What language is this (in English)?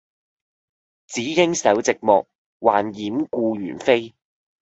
Cantonese